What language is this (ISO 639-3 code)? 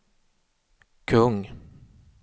swe